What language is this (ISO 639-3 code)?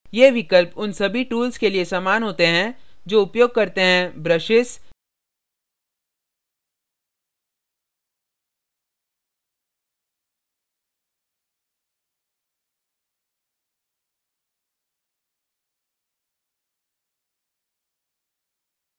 hin